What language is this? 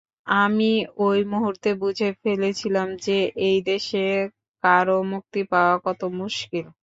Bangla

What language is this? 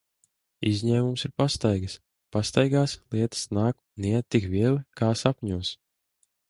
Latvian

